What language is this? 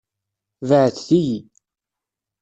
Kabyle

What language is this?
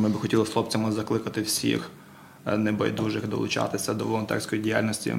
Ukrainian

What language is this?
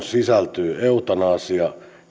Finnish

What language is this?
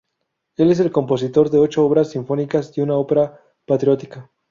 Spanish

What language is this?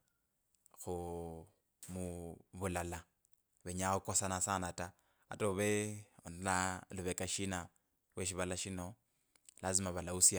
Kabras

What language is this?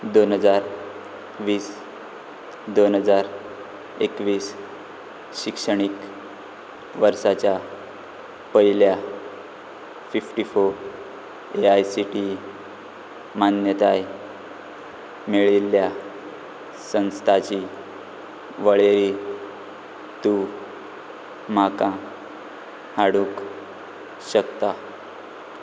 Konkani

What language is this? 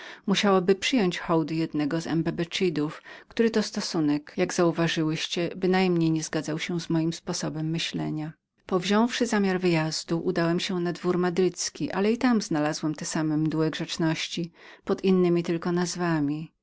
Polish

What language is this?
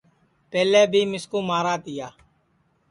Sansi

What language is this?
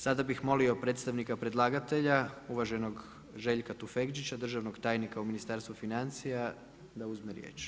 Croatian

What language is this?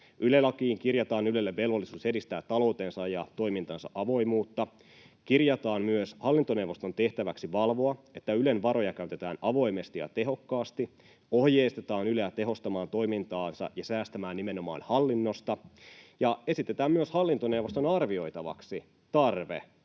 Finnish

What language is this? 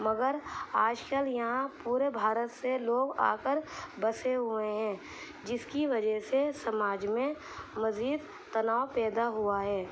Urdu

